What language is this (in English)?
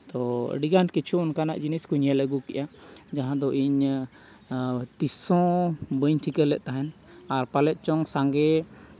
Santali